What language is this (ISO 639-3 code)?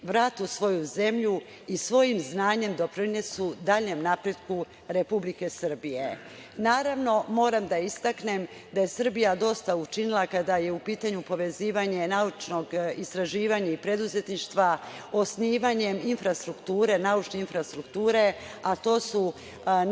srp